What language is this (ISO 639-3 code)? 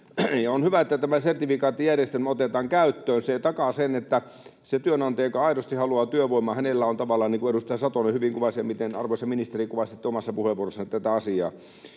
fin